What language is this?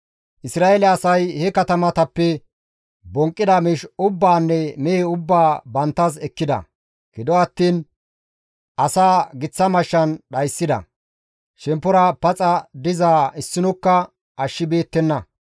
Gamo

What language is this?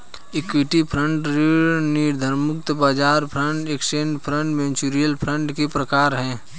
Hindi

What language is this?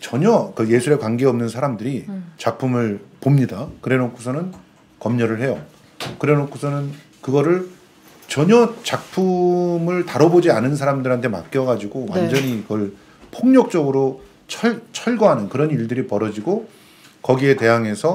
Korean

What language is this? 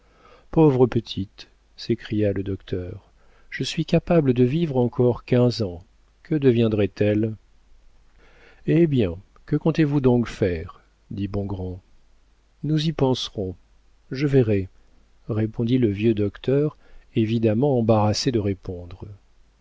French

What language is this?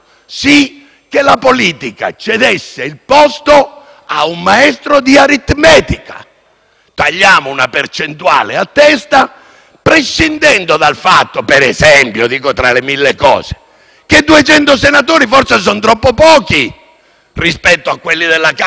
Italian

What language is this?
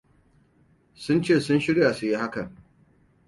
Hausa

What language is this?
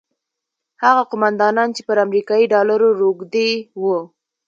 Pashto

